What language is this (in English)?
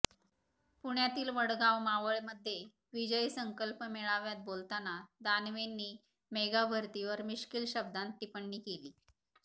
Marathi